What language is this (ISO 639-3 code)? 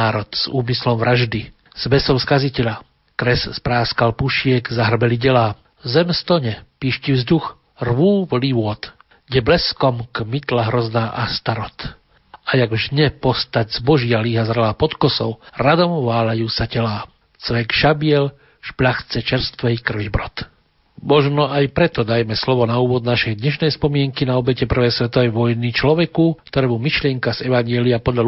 slk